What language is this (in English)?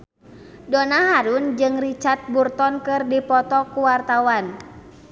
Sundanese